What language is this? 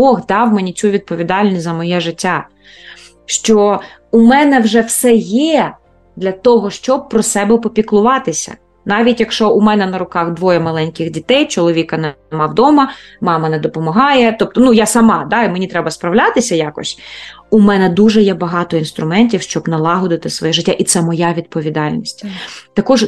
Ukrainian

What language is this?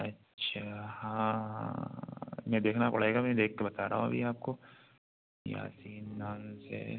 Urdu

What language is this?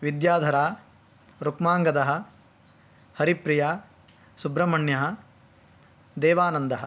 Sanskrit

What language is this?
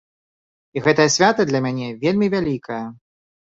Belarusian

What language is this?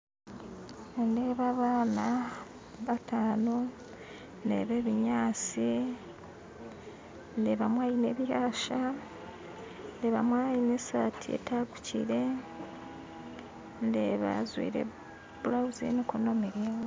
Nyankole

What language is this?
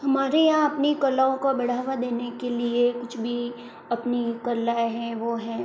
Hindi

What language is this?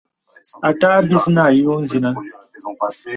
Bebele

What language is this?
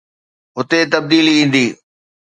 Sindhi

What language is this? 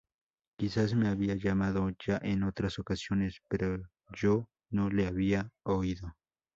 Spanish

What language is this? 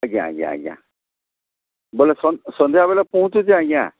Odia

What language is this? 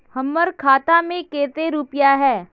Magahi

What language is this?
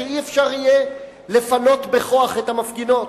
Hebrew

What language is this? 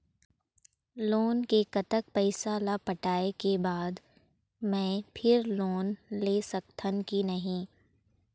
Chhattisgarhi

